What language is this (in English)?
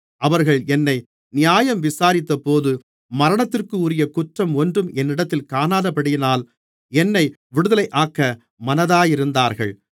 Tamil